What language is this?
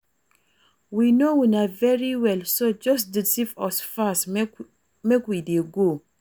Nigerian Pidgin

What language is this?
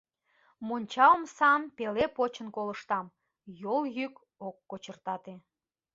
Mari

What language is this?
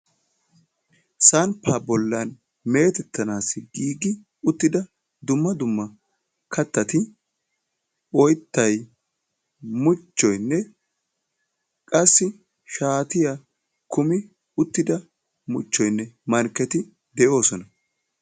Wolaytta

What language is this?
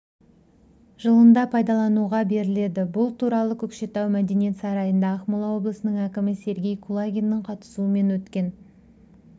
Kazakh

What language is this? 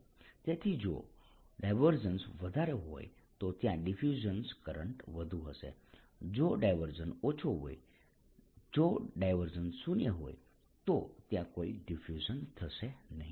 Gujarati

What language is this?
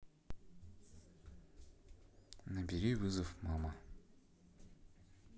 Russian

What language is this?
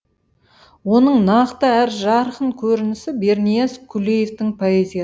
Kazakh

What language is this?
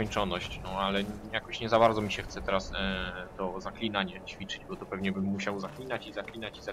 Polish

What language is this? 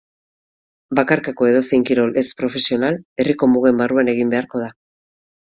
Basque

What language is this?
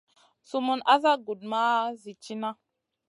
Masana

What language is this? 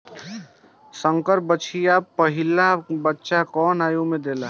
Bhojpuri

